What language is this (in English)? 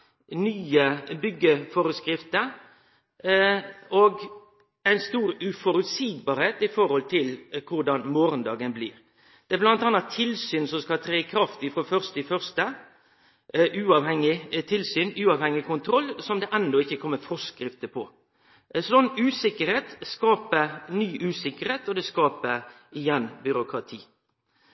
Norwegian Nynorsk